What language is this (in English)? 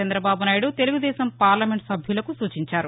Telugu